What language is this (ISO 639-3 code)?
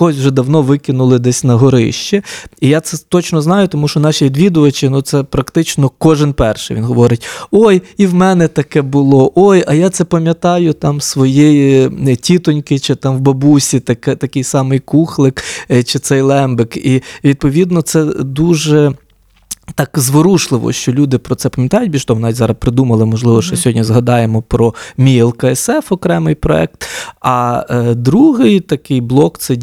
ukr